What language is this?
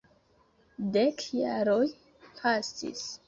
Esperanto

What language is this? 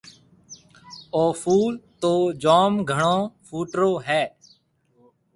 Marwari (Pakistan)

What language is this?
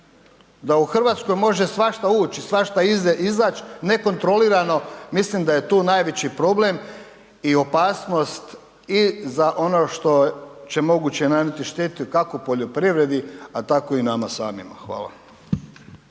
Croatian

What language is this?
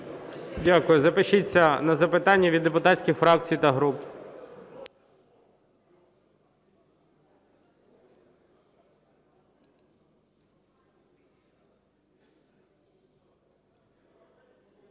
Ukrainian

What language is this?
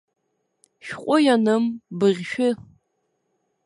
Abkhazian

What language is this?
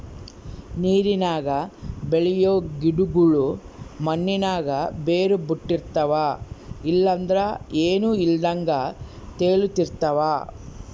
Kannada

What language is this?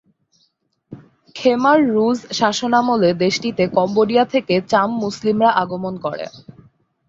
Bangla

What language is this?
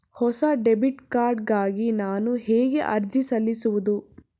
Kannada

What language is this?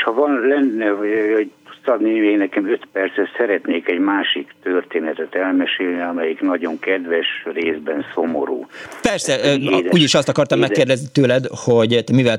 Hungarian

